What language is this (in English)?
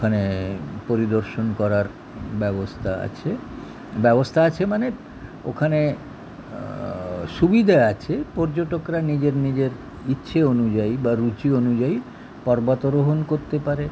Bangla